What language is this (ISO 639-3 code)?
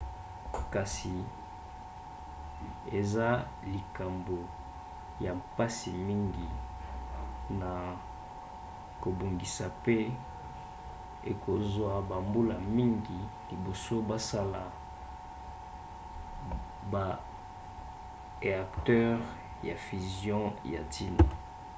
lin